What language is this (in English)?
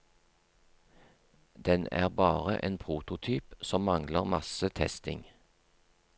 Norwegian